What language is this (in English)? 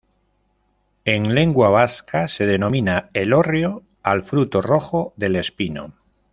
Spanish